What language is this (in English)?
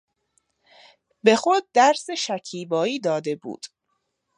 Persian